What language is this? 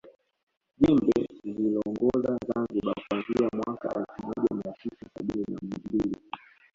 Swahili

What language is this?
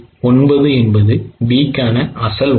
Tamil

